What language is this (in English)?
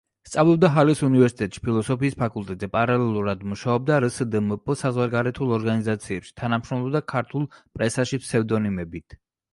Georgian